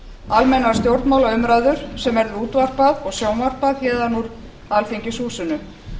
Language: Icelandic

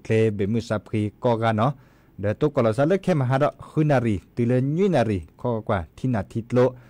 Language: Thai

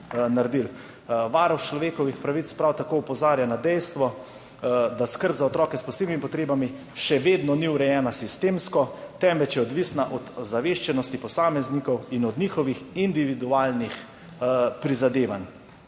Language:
Slovenian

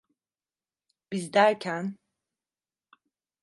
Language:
Turkish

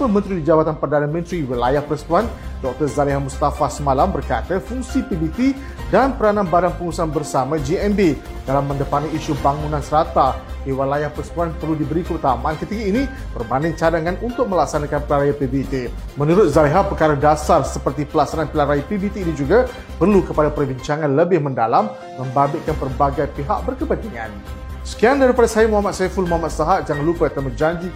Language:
Malay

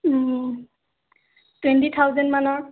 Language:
Assamese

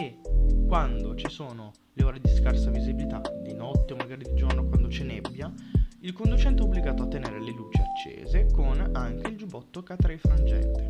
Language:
Italian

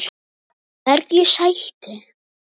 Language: Icelandic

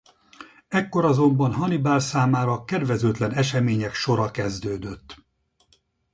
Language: Hungarian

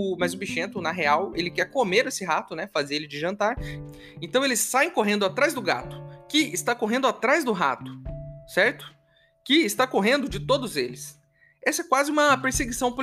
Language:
Portuguese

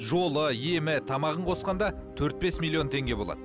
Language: Kazakh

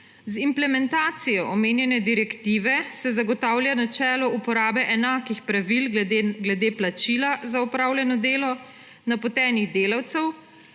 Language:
Slovenian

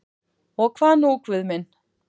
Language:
Icelandic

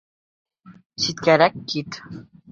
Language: Bashkir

